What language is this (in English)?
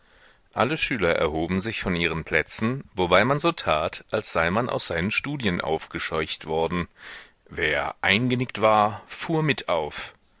German